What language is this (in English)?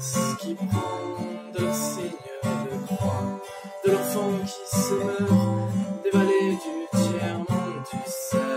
French